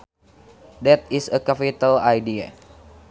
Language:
Sundanese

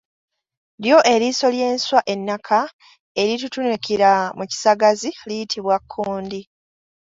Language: Ganda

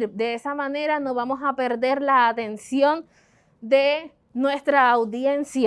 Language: Spanish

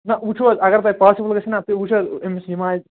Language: Kashmiri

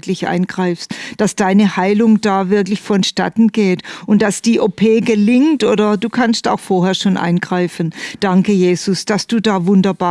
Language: German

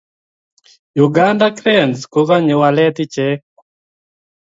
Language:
Kalenjin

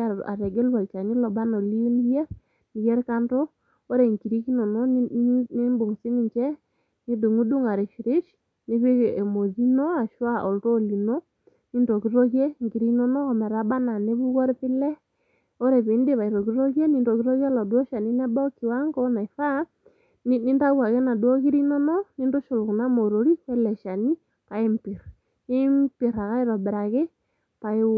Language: Masai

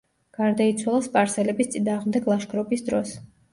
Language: Georgian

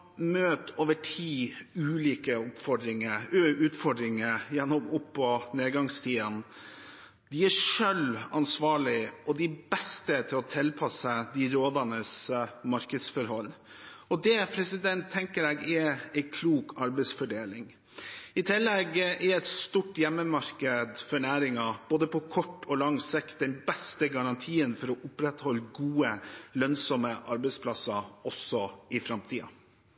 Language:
Norwegian Bokmål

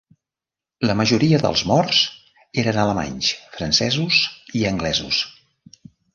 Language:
Catalan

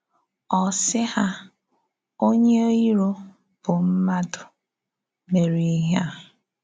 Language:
Igbo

